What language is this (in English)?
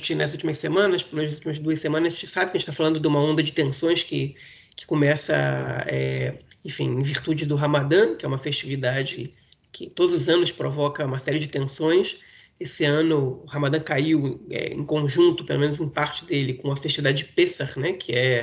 Portuguese